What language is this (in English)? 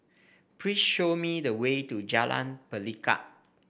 English